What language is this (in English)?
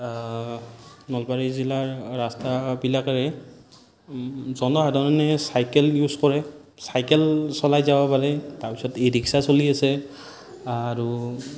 Assamese